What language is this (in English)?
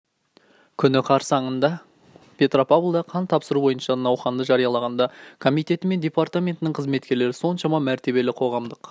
Kazakh